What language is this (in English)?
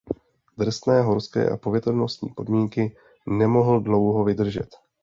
Czech